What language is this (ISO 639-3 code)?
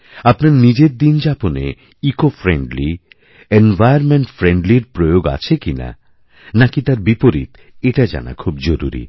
ben